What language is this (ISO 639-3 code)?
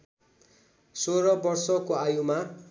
nep